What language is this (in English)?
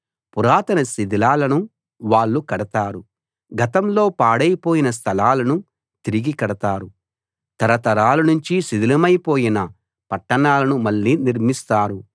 Telugu